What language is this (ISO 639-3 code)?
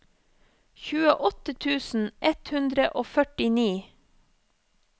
nor